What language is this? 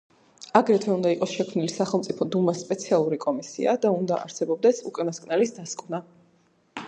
Georgian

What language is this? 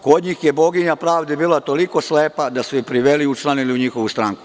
Serbian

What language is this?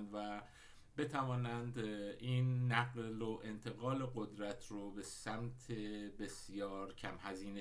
Persian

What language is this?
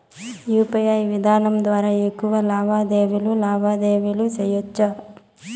Telugu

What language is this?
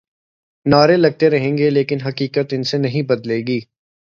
Urdu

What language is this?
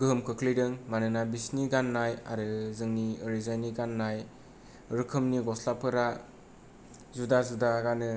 Bodo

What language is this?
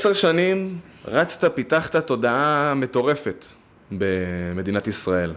Hebrew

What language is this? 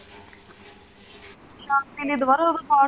Punjabi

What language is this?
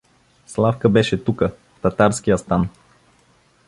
Bulgarian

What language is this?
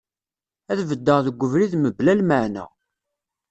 Kabyle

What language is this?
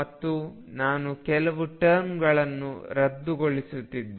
Kannada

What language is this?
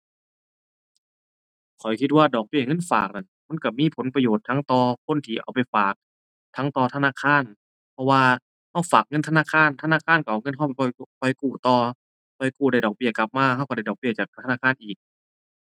Thai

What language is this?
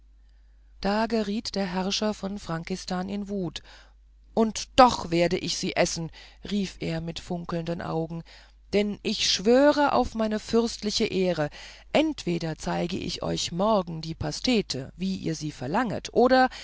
German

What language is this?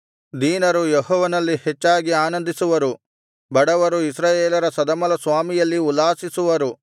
Kannada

